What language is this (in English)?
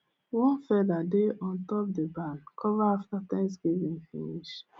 Nigerian Pidgin